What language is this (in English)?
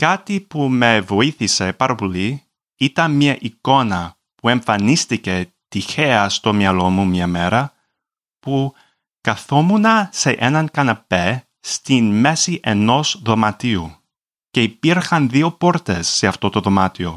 Greek